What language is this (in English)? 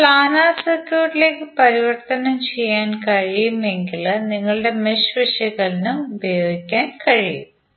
Malayalam